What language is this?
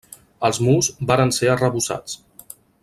Catalan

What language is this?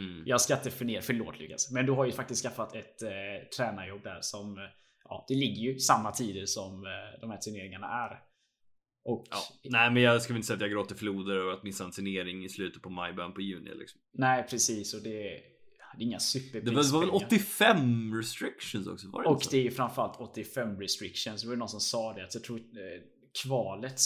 Swedish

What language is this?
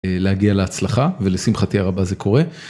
Hebrew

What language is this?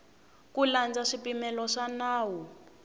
Tsonga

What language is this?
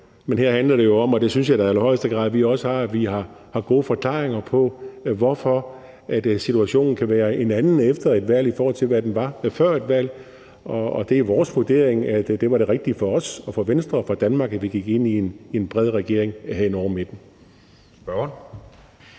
Danish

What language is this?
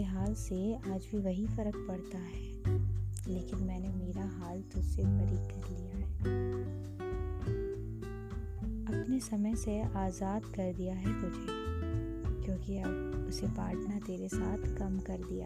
Hindi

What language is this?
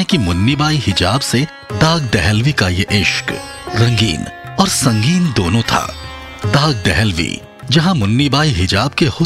Hindi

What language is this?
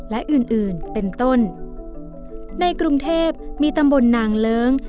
Thai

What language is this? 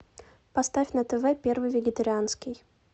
Russian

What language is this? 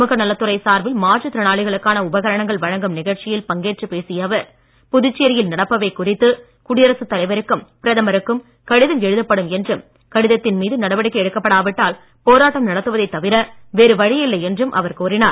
Tamil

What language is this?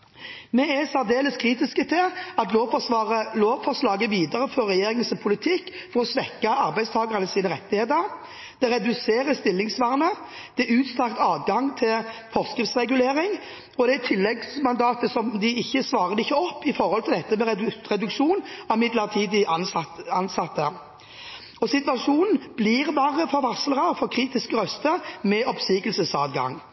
Norwegian Bokmål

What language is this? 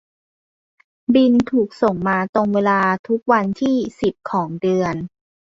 Thai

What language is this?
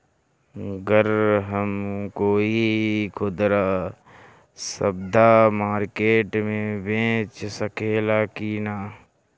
Bhojpuri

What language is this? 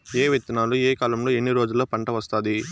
Telugu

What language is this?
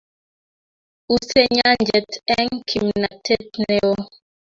Kalenjin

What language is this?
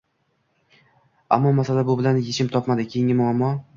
Uzbek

